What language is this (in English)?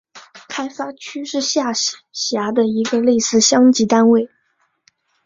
Chinese